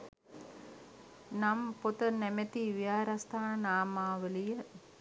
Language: Sinhala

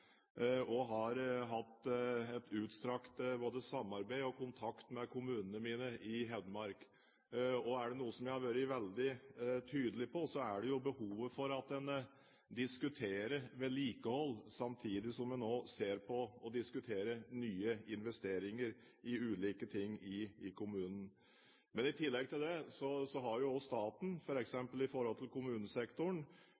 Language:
Norwegian Bokmål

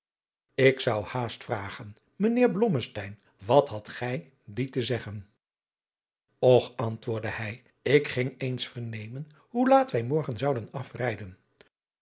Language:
Dutch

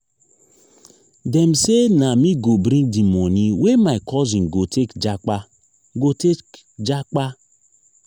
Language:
Nigerian Pidgin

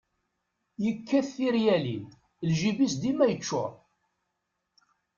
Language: Kabyle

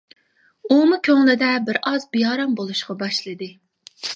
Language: Uyghur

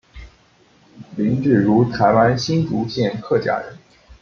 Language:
Chinese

